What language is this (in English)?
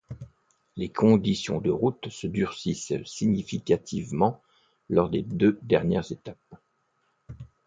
French